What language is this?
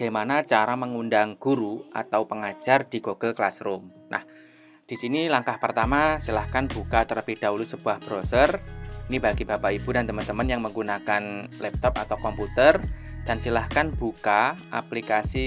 Indonesian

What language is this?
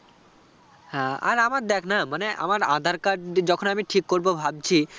Bangla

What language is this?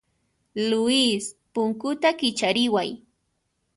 Puno Quechua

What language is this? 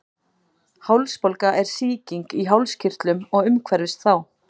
Icelandic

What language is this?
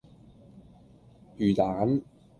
Cantonese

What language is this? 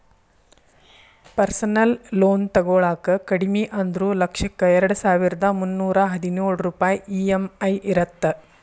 Kannada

